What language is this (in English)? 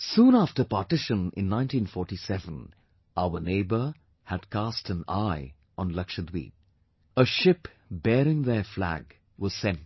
English